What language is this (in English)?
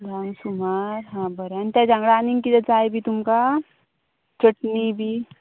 Konkani